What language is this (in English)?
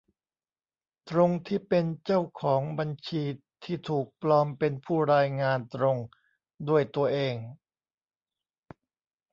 Thai